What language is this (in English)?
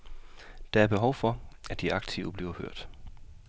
Danish